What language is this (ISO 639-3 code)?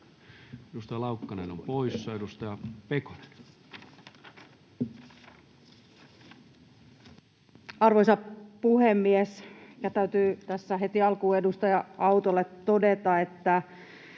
fin